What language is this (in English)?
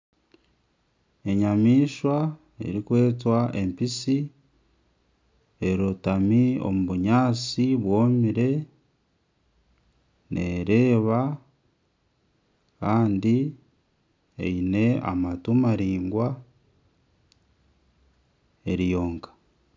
Nyankole